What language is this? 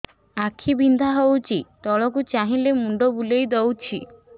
Odia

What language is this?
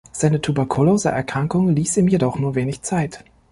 German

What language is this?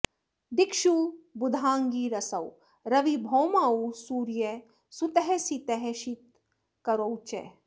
Sanskrit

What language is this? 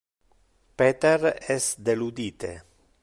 Interlingua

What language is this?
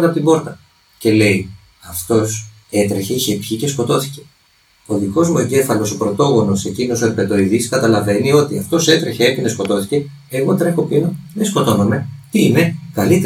Greek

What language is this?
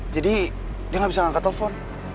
Indonesian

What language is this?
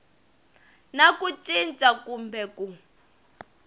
Tsonga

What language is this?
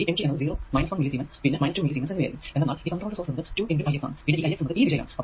Malayalam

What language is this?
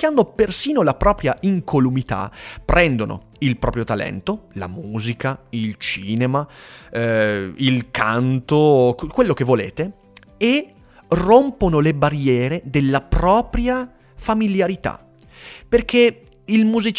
Italian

